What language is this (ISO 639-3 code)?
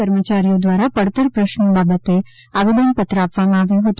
guj